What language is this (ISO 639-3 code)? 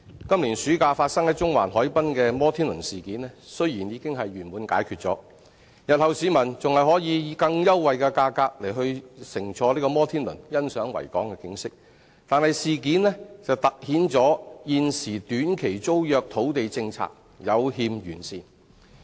yue